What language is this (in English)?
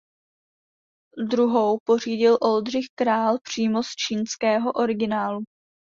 Czech